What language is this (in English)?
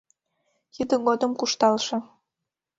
Mari